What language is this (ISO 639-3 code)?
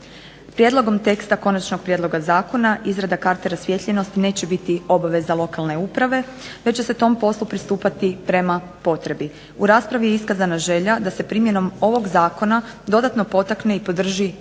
hrv